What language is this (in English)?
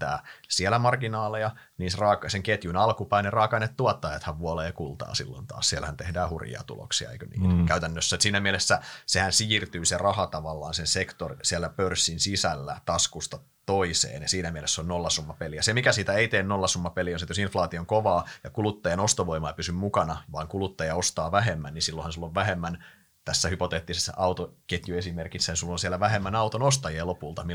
Finnish